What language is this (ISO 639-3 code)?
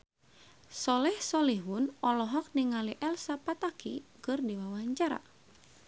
sun